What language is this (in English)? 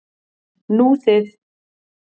Icelandic